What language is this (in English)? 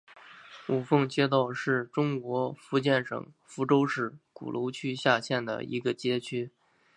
Chinese